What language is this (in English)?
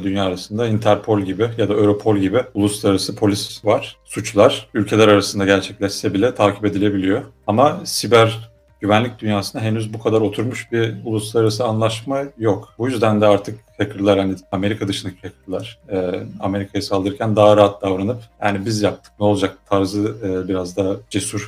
Turkish